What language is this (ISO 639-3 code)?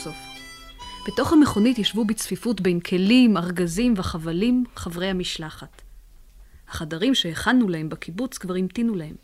heb